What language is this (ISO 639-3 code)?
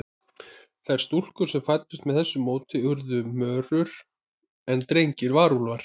isl